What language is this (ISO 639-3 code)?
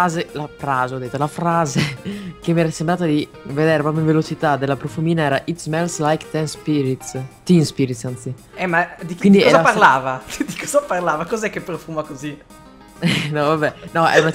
ita